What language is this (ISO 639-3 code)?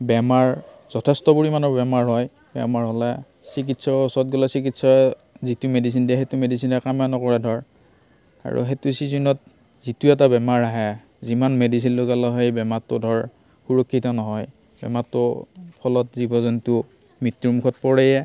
asm